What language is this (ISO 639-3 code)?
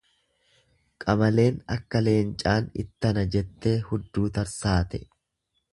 orm